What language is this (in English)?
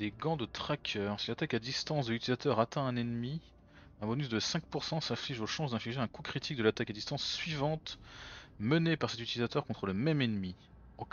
French